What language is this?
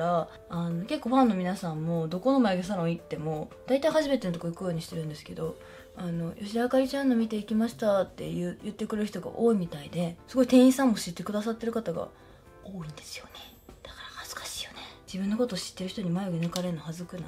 Japanese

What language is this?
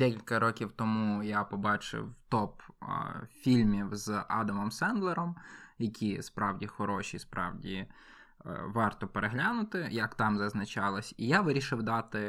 Ukrainian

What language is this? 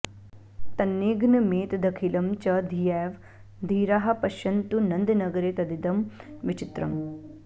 Sanskrit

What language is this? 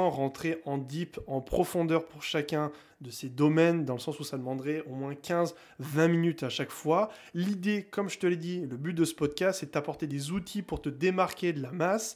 French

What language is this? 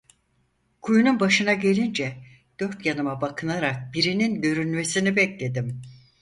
Turkish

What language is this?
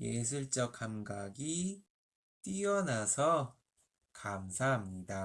Korean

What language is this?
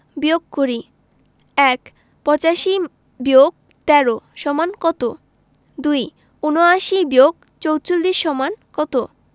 Bangla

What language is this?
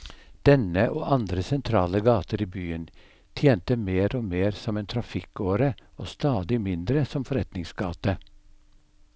Norwegian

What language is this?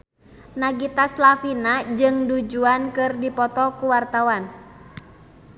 Sundanese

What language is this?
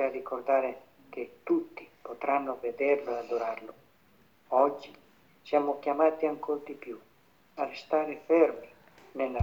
Italian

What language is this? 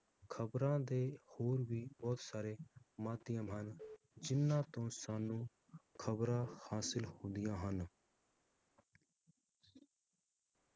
Punjabi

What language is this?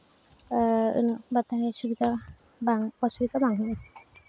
Santali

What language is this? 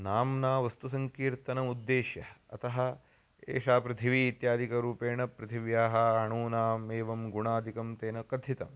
Sanskrit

